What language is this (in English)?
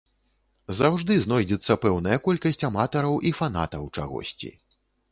Belarusian